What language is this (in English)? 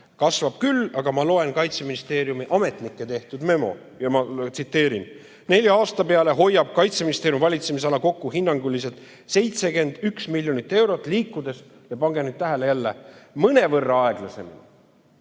Estonian